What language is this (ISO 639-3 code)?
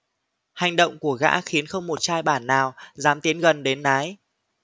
vie